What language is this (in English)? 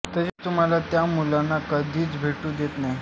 Marathi